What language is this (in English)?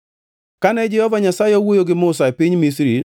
Luo (Kenya and Tanzania)